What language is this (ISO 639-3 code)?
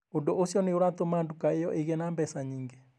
kik